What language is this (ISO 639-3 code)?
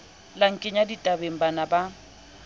sot